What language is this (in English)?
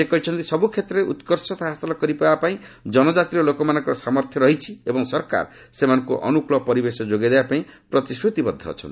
Odia